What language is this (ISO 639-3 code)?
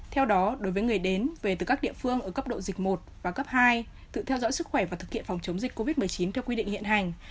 vie